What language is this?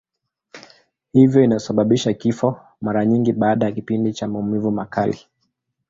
Swahili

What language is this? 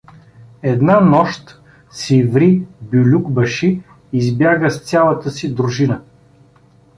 Bulgarian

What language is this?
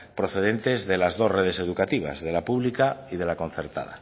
Spanish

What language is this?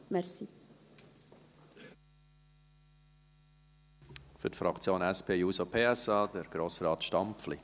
Swiss German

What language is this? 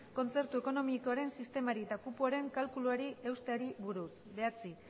Basque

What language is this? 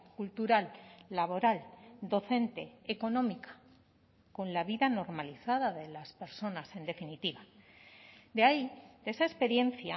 Spanish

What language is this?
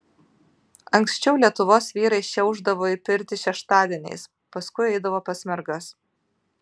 Lithuanian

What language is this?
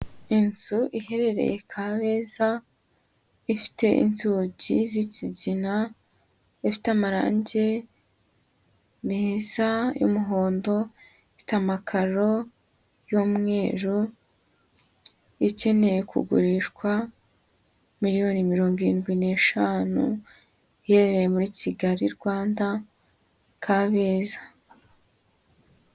Kinyarwanda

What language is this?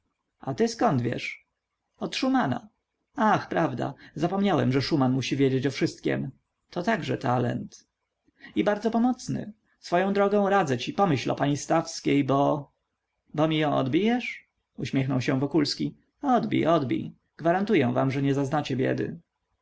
Polish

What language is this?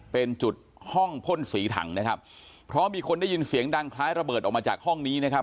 Thai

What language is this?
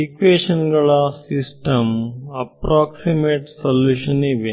Kannada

